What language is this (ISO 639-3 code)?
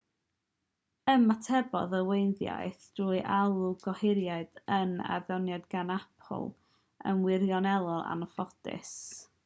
cym